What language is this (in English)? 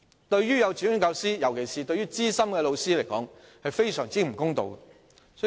Cantonese